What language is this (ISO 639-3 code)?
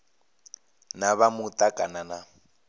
ven